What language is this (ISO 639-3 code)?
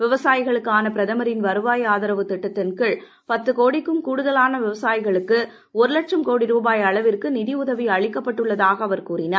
tam